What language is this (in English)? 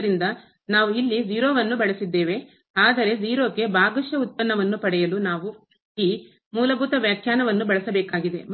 Kannada